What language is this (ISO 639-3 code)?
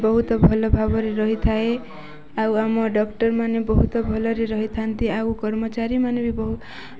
ori